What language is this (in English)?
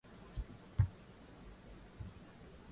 Swahili